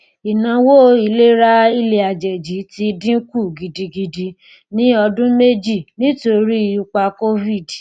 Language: Yoruba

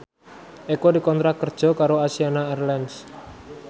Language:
Javanese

